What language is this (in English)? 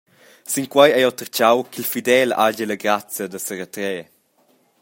Romansh